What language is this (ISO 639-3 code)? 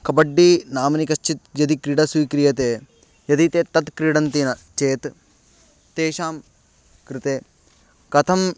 san